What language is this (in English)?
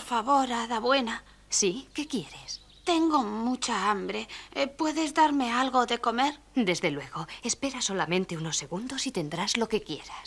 Spanish